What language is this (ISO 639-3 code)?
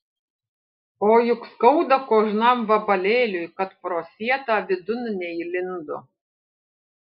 lit